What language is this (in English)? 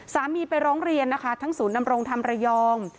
Thai